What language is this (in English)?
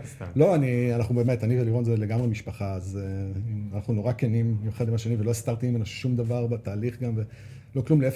Hebrew